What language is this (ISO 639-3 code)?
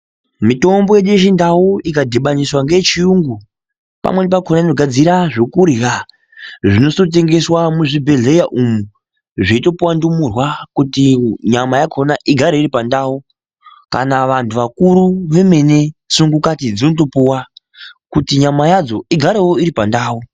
ndc